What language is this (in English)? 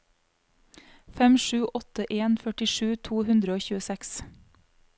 Norwegian